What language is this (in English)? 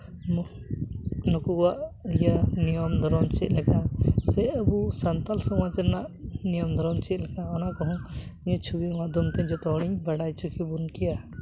Santali